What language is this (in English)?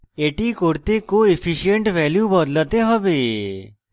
Bangla